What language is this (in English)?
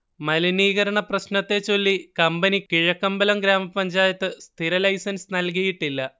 Malayalam